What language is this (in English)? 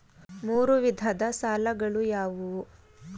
Kannada